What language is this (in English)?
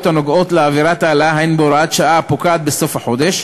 Hebrew